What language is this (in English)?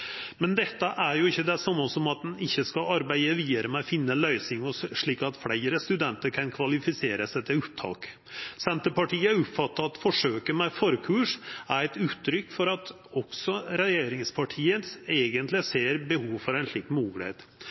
Norwegian Nynorsk